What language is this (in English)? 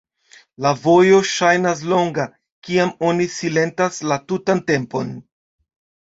Esperanto